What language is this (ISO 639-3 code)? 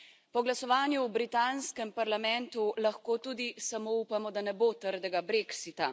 slv